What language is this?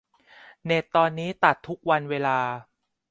Thai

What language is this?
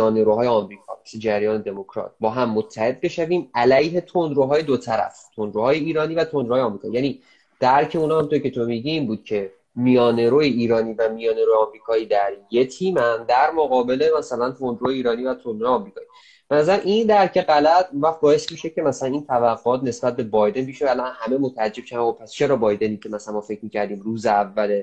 Persian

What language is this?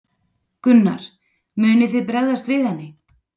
Icelandic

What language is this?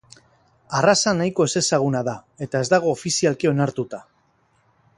Basque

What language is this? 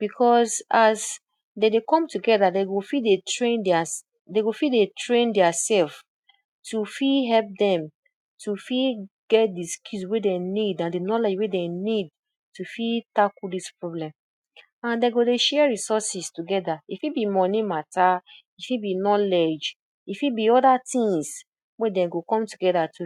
Nigerian Pidgin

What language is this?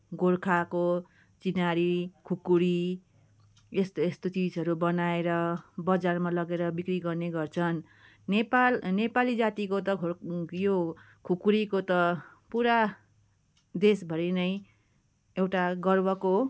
Nepali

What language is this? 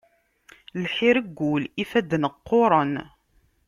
Kabyle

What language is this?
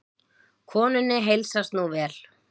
Icelandic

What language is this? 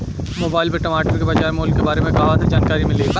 Bhojpuri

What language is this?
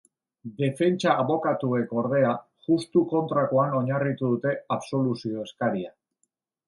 Basque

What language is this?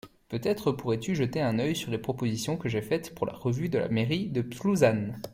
French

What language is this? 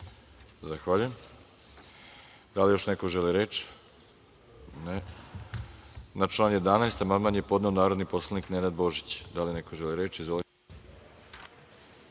Serbian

